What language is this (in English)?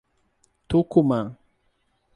Portuguese